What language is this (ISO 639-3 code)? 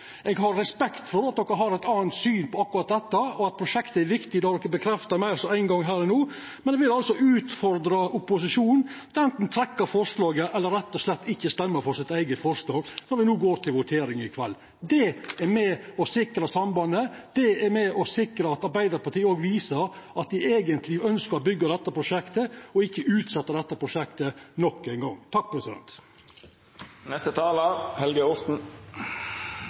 nno